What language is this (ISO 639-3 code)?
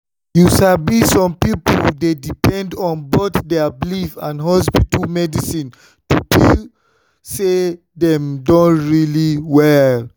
pcm